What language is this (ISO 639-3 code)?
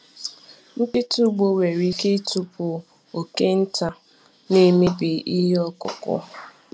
ibo